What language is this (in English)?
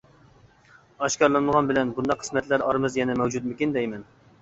Uyghur